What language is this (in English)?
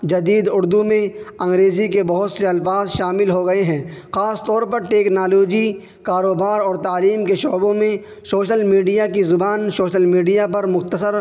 Urdu